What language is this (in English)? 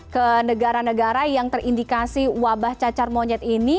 Indonesian